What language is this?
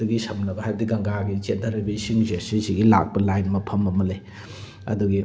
Manipuri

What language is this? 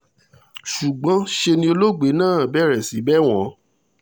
Yoruba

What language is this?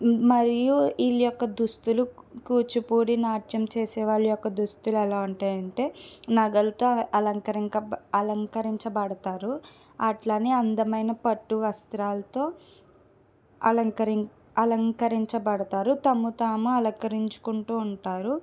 Telugu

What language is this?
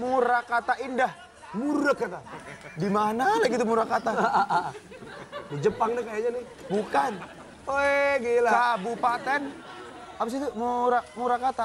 Indonesian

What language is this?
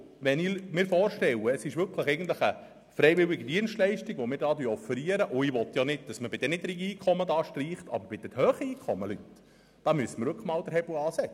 Swiss German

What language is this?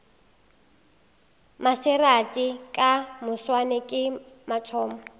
Northern Sotho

